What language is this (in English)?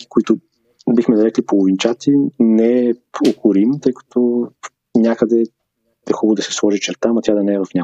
Bulgarian